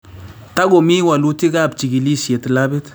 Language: Kalenjin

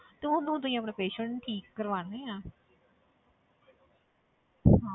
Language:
Punjabi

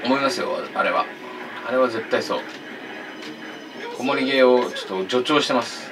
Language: Japanese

